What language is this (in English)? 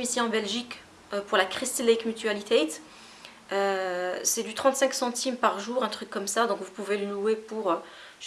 French